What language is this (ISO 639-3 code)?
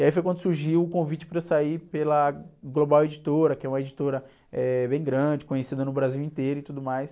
por